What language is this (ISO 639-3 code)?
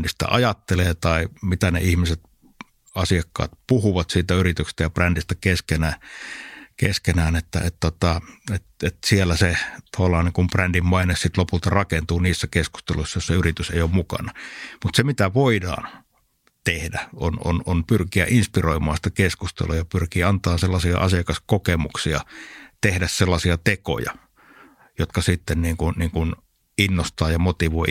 fin